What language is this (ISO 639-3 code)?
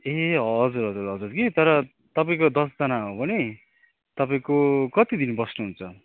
nep